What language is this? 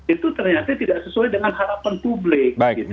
Indonesian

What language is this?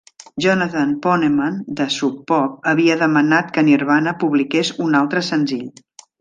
Catalan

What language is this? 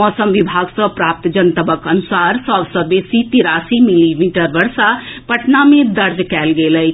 Maithili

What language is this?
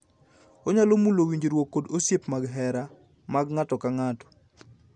Luo (Kenya and Tanzania)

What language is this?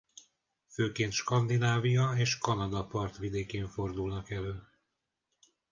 Hungarian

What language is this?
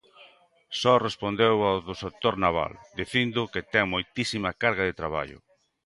Galician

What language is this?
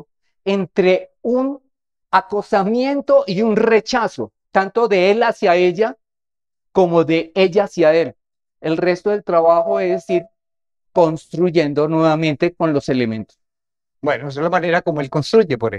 Spanish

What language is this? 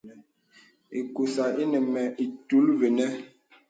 Bebele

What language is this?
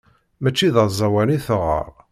Kabyle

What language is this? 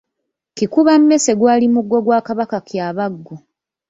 Ganda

